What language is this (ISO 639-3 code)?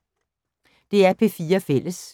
dan